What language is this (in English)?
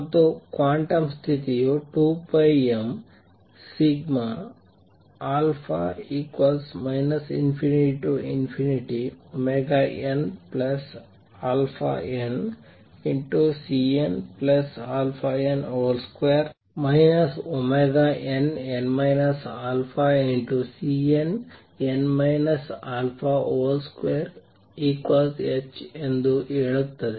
Kannada